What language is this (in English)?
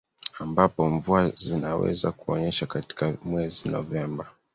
Swahili